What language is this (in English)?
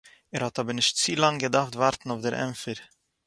Yiddish